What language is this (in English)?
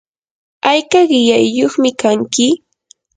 Yanahuanca Pasco Quechua